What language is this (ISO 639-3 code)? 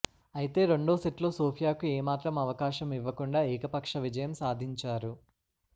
tel